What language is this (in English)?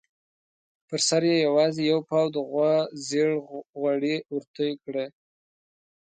Pashto